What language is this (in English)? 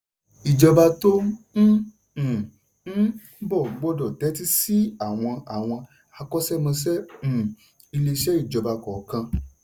Yoruba